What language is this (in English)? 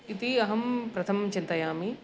Sanskrit